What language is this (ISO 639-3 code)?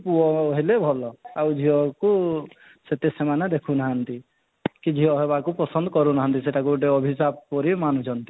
ori